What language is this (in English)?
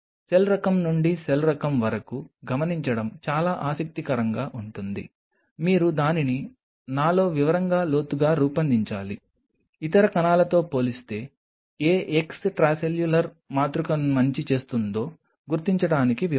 Telugu